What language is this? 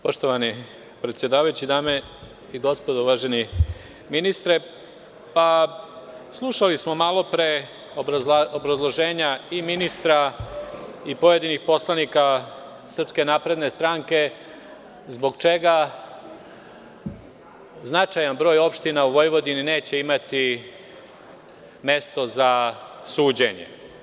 Serbian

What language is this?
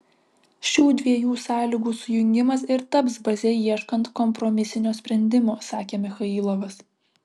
Lithuanian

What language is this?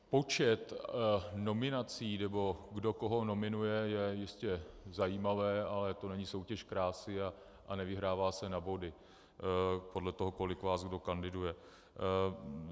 Czech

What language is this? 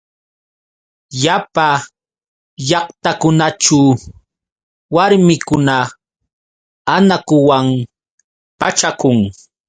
Yauyos Quechua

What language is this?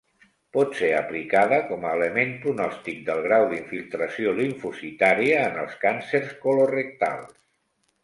Catalan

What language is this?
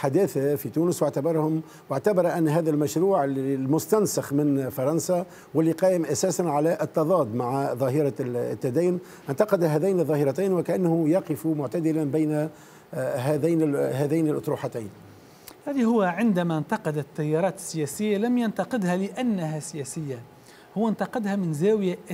Arabic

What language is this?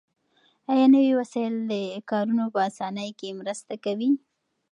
Pashto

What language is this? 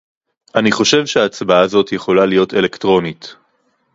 Hebrew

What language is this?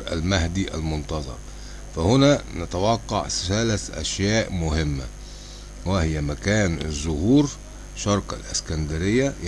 Arabic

